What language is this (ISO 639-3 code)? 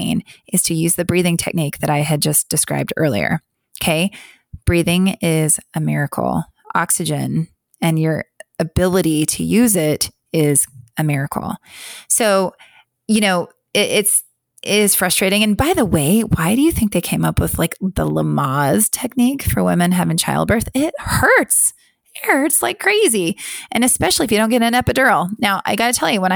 eng